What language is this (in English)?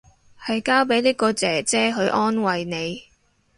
Cantonese